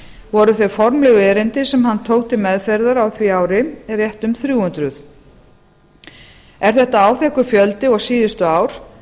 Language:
Icelandic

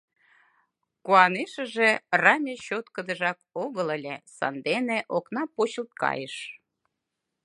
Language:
Mari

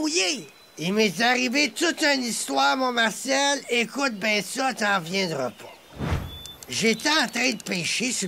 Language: French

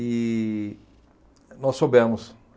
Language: Portuguese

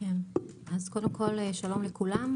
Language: Hebrew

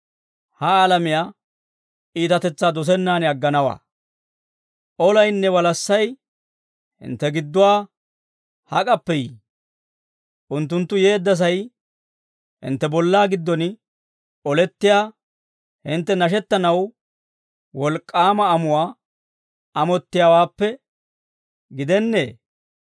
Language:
Dawro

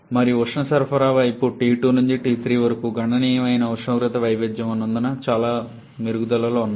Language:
Telugu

